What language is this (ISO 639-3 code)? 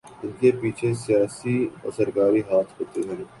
urd